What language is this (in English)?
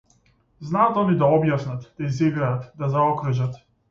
Macedonian